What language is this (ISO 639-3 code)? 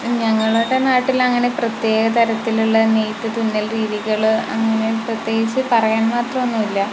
mal